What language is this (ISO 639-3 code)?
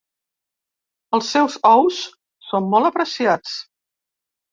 cat